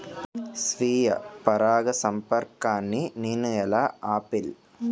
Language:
Telugu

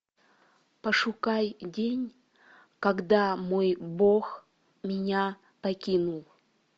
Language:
Russian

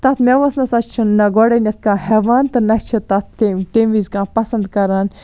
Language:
Kashmiri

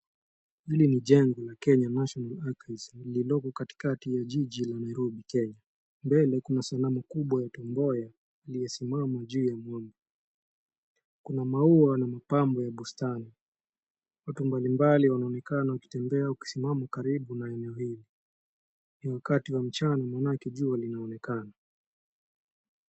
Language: Swahili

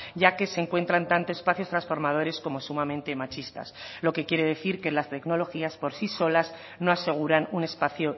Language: Spanish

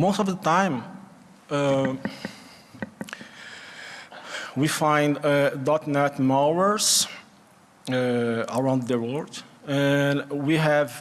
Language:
English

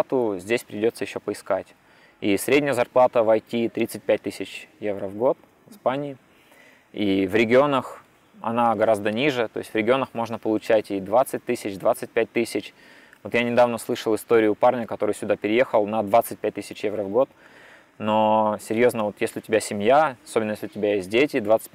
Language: Russian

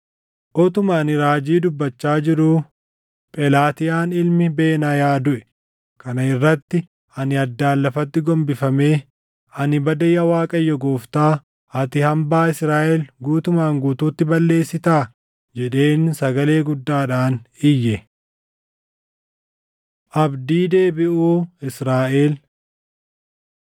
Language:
Oromo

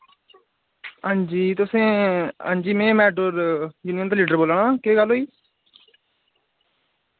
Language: Dogri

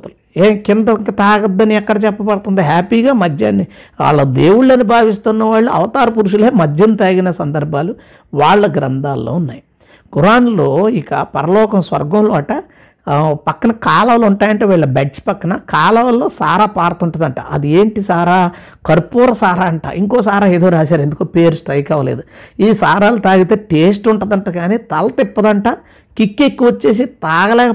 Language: Telugu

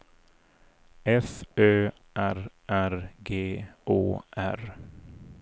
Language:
Swedish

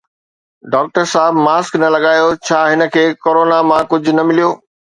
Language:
Sindhi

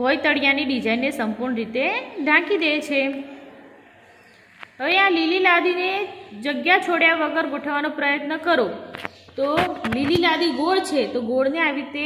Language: Hindi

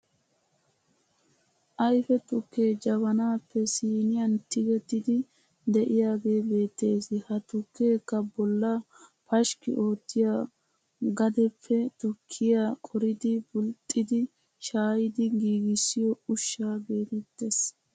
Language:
Wolaytta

